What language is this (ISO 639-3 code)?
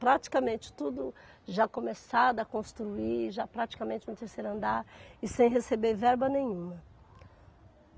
por